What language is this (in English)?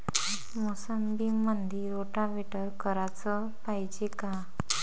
Marathi